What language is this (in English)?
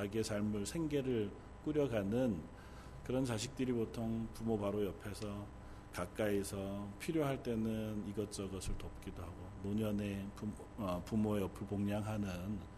Korean